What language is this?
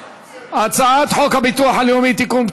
Hebrew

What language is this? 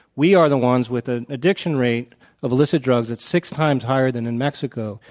English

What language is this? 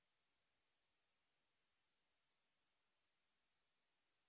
Bangla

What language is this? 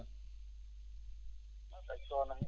Fula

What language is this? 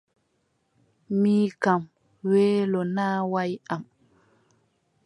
Adamawa Fulfulde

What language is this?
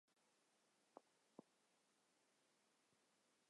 Chinese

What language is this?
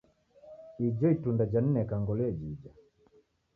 Taita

